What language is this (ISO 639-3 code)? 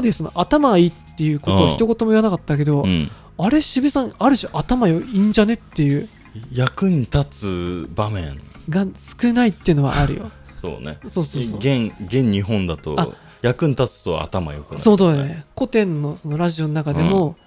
jpn